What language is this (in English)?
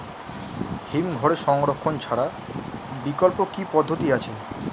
Bangla